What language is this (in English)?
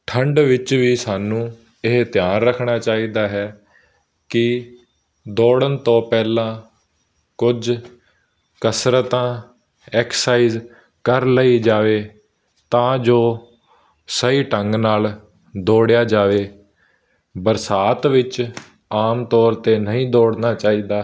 Punjabi